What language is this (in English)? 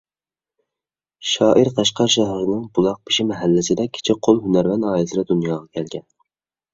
Uyghur